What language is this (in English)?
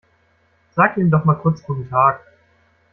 German